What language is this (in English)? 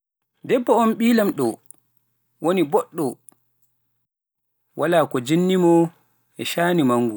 Pular